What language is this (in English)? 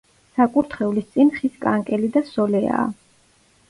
Georgian